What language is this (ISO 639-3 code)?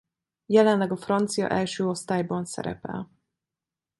hun